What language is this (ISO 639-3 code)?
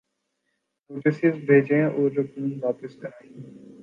urd